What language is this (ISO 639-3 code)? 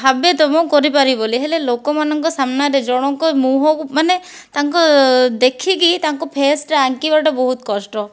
ori